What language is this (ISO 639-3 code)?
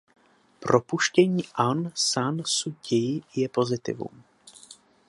ces